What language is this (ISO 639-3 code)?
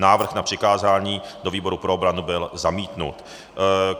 ces